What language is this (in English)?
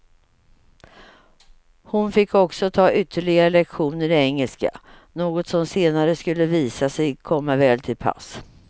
Swedish